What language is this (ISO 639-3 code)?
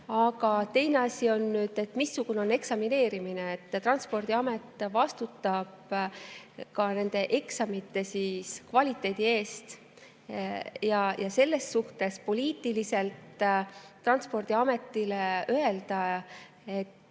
est